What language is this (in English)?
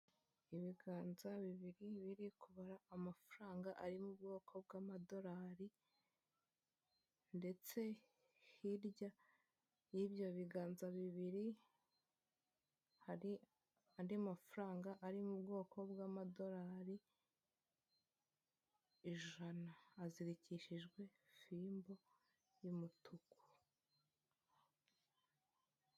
Kinyarwanda